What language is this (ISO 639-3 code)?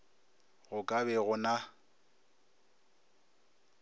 nso